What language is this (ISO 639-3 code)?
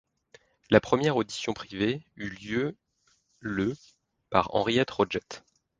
fra